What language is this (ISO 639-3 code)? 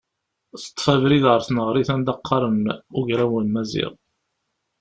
kab